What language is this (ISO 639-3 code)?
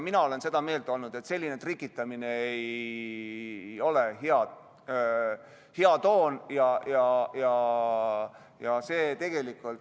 est